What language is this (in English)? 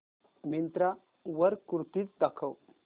Marathi